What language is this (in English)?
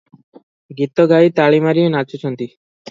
Odia